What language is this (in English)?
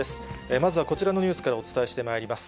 Japanese